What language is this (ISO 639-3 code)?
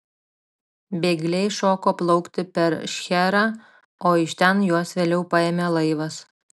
lit